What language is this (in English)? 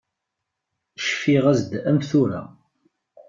Kabyle